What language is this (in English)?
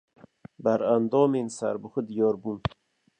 Kurdish